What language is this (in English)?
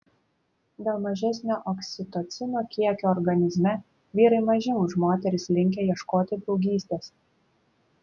Lithuanian